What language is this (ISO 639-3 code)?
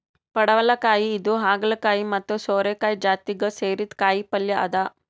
kan